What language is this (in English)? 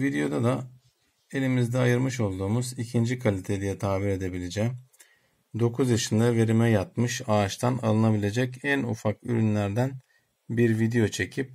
Turkish